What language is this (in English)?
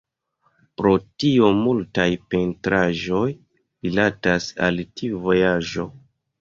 Esperanto